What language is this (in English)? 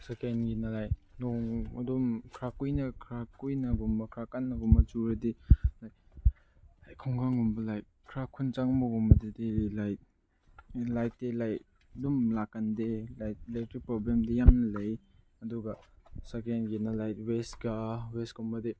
Manipuri